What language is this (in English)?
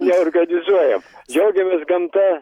Lithuanian